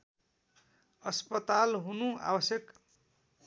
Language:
Nepali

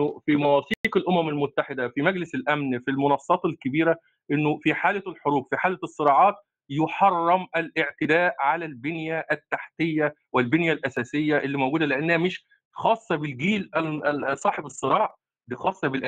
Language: Arabic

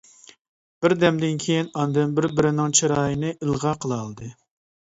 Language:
Uyghur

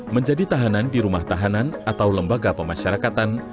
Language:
Indonesian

